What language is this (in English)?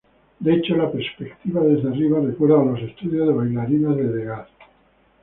Spanish